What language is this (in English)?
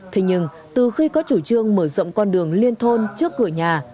Vietnamese